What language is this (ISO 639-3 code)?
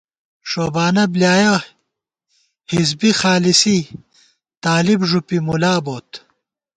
gwt